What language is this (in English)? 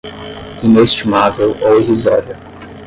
Portuguese